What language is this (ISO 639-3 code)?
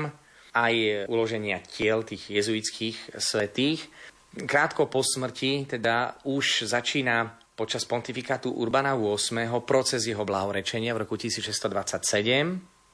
slk